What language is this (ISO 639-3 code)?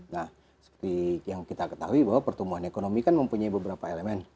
ind